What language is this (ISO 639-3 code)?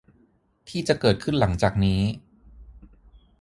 tha